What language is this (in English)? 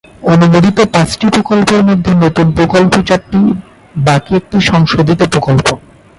Bangla